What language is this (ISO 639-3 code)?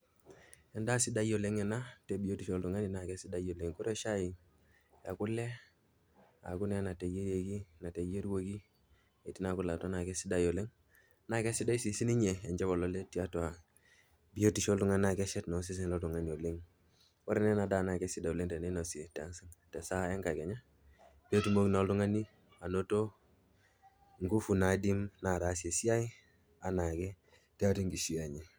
mas